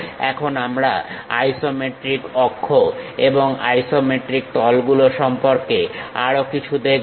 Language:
Bangla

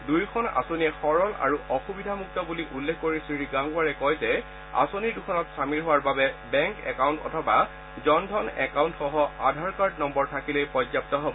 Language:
Assamese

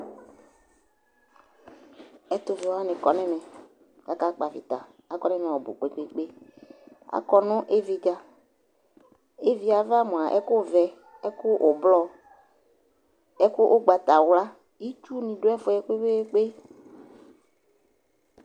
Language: Ikposo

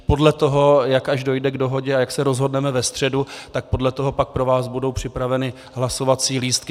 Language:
Czech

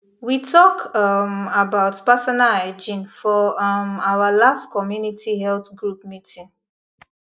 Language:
Nigerian Pidgin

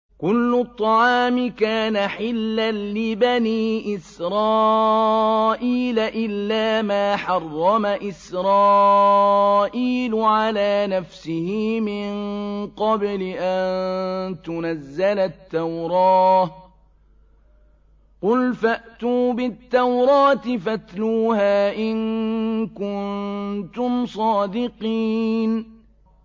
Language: Arabic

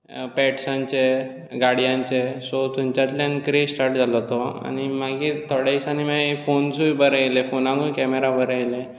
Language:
Konkani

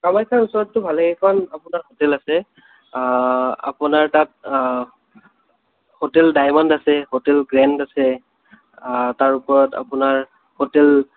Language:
Assamese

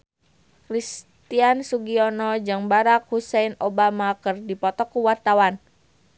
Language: Sundanese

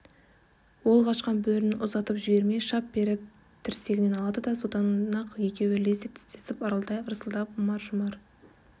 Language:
Kazakh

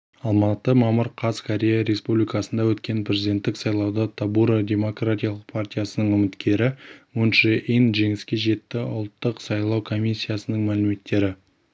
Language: Kazakh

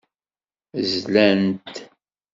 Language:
Kabyle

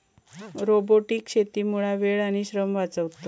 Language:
Marathi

